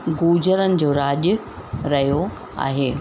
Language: Sindhi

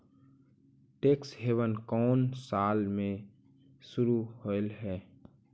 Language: Magahi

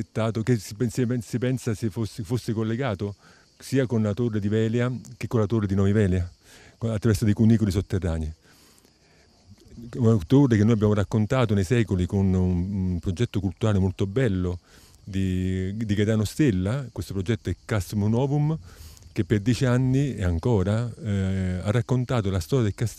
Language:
Italian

